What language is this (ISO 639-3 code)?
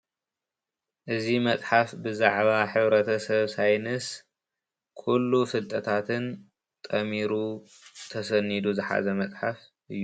tir